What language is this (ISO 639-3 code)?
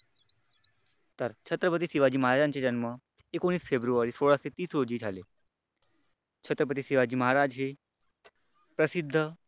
mar